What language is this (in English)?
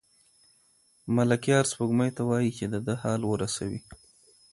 Pashto